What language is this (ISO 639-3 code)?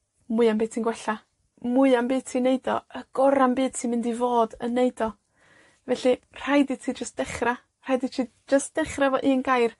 cym